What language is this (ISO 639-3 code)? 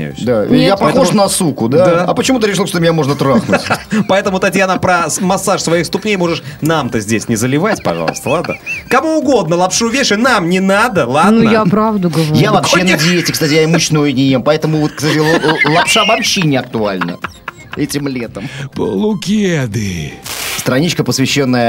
rus